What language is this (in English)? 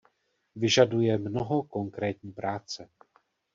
Czech